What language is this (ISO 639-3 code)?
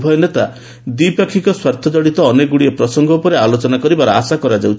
ori